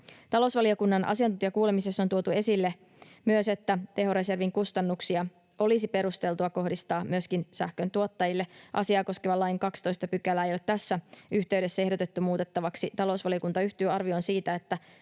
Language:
Finnish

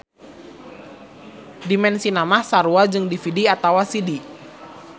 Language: Sundanese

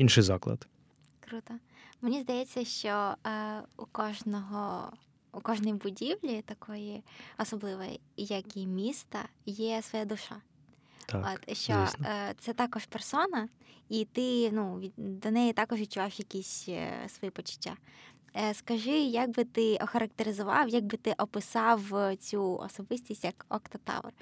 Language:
Ukrainian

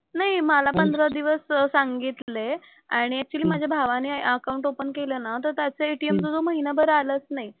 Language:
Marathi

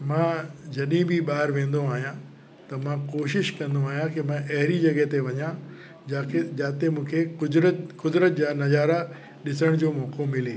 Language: Sindhi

